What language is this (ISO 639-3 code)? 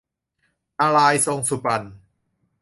tha